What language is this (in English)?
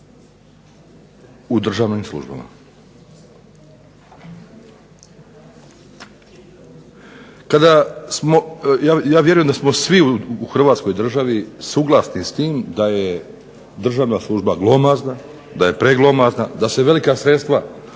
Croatian